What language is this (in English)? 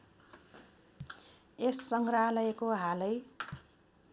Nepali